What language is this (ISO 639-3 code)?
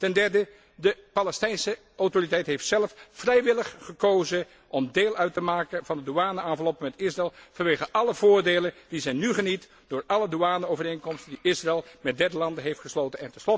nld